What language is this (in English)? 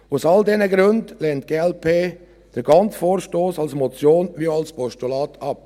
Swiss German